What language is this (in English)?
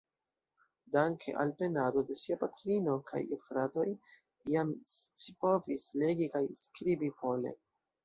Esperanto